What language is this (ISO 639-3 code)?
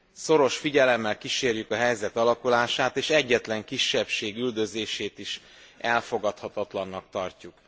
hun